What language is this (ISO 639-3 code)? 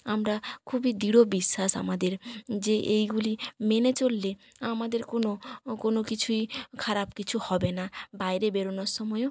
ben